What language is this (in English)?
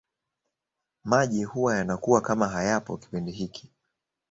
Swahili